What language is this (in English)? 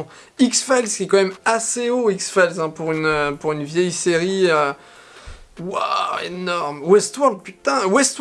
French